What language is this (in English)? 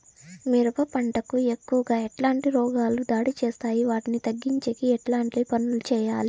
Telugu